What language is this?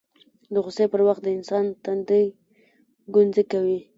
Pashto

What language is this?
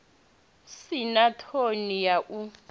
Venda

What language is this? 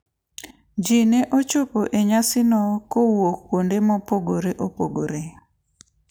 Luo (Kenya and Tanzania)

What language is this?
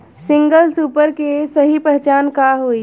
Bhojpuri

